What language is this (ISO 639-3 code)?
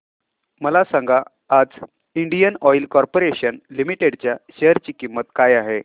mar